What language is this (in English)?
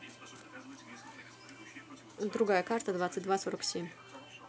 Russian